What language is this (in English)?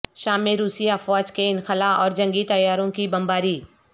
Urdu